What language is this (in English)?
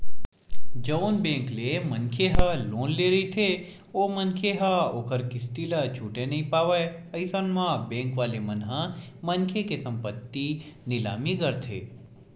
Chhattisgarhi